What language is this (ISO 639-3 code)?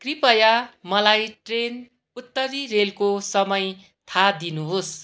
nep